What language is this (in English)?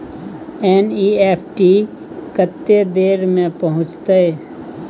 Maithili